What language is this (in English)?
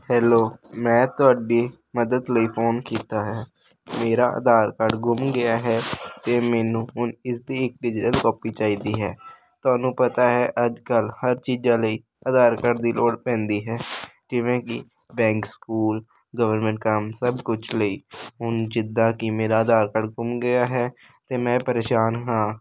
Punjabi